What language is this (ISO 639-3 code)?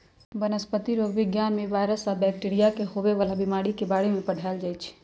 mag